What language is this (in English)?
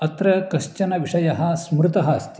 Sanskrit